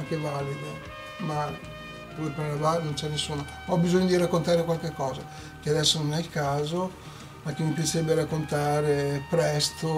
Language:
Italian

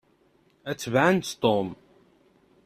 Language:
Kabyle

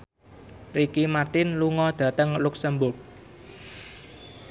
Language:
Javanese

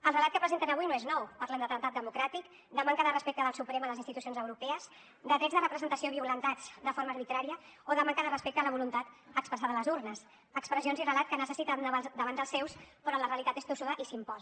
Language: Catalan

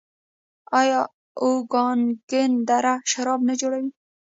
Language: Pashto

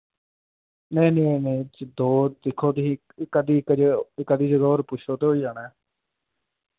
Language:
Dogri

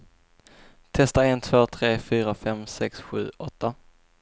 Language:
Swedish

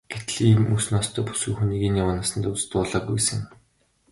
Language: Mongolian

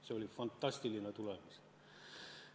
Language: Estonian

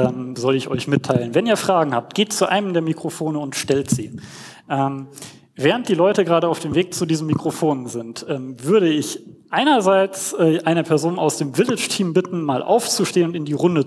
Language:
German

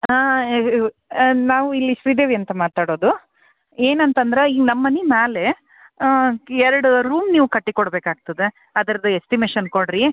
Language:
Kannada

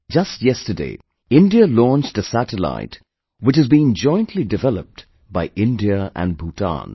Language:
English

